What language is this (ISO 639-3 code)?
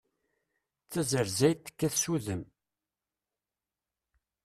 kab